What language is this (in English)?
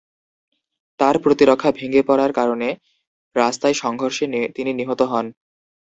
Bangla